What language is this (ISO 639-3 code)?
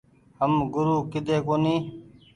gig